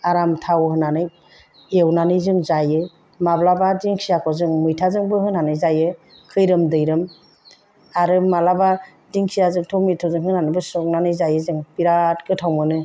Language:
Bodo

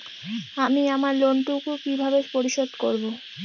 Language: Bangla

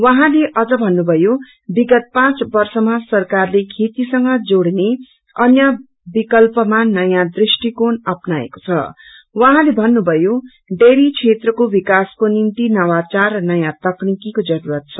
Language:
Nepali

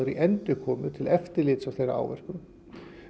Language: Icelandic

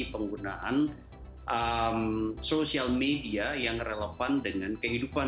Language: Indonesian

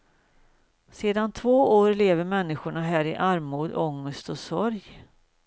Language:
Swedish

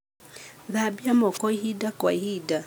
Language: Kikuyu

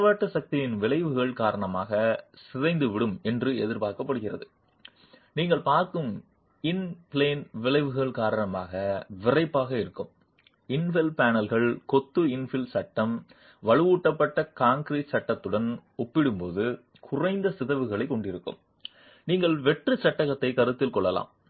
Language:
Tamil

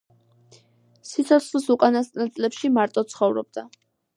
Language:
Georgian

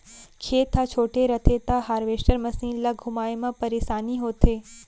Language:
Chhattisgarhi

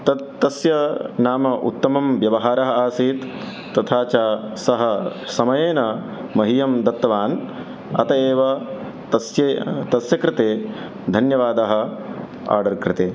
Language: Sanskrit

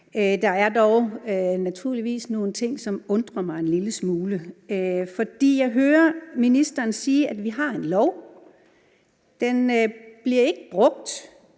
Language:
Danish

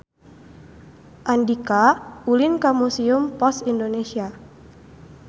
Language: Sundanese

